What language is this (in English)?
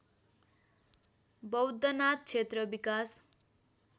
Nepali